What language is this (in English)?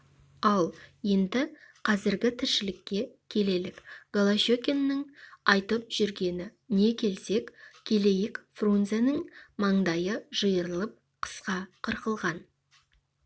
Kazakh